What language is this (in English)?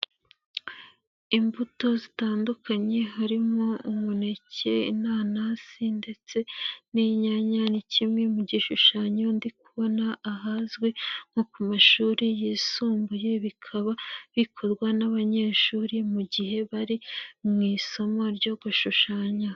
Kinyarwanda